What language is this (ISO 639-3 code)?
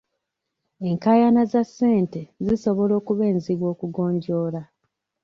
lug